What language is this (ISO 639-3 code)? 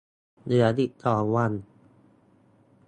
tha